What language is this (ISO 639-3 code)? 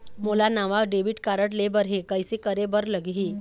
hne